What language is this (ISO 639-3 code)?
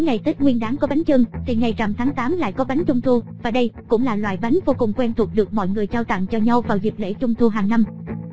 vie